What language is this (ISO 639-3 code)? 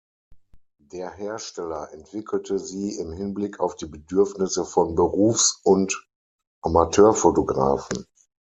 deu